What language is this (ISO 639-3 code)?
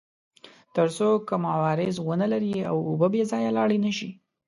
pus